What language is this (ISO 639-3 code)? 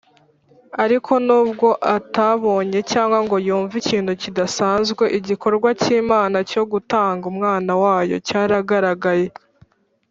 kin